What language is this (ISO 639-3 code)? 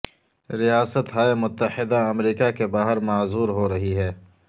urd